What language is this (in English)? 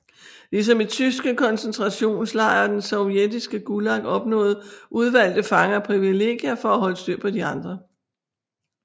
Danish